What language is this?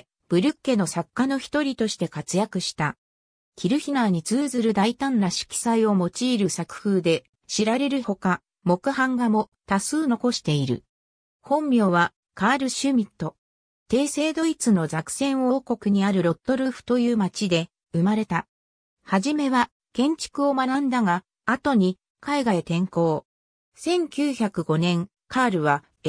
Japanese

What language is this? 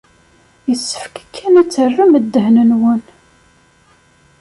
Kabyle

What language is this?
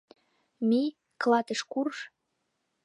Mari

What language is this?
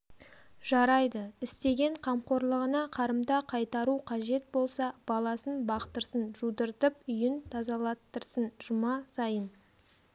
Kazakh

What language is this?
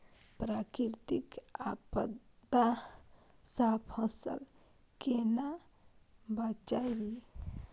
Maithili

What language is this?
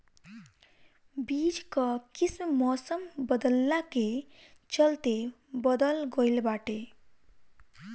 Bhojpuri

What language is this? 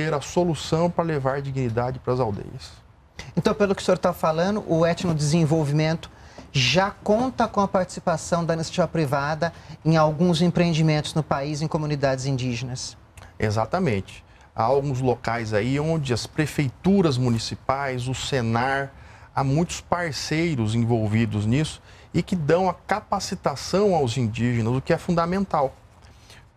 Portuguese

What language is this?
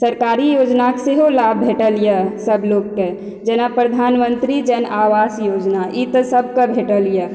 Maithili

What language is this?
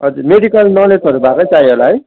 Nepali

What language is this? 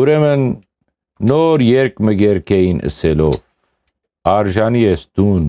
Romanian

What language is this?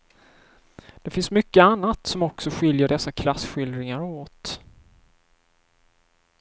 Swedish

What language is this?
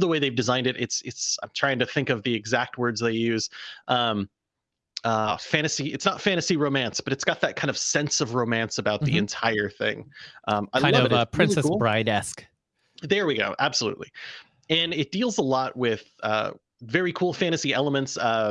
English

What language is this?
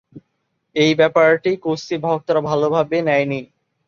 Bangla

